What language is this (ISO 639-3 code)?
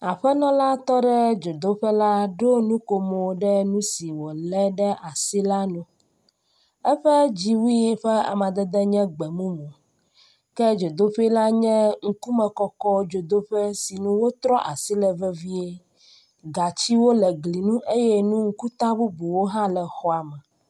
ewe